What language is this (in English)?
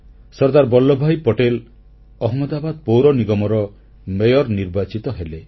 Odia